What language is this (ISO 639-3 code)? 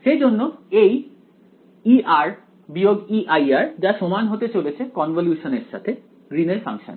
ben